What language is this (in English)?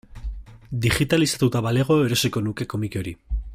Basque